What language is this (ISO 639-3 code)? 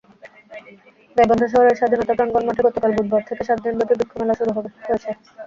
ben